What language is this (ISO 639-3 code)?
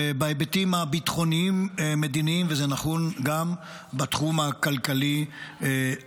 heb